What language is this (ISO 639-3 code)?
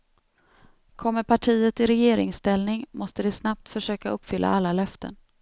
swe